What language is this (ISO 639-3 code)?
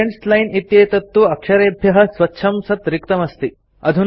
san